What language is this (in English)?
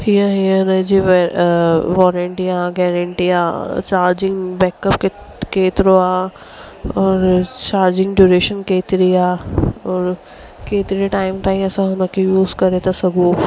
Sindhi